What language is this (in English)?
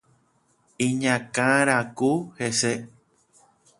Guarani